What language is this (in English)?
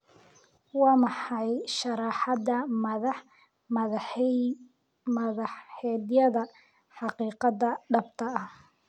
Somali